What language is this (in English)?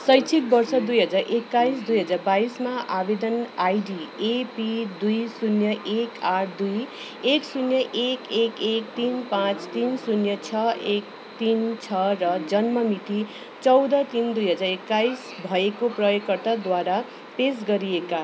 Nepali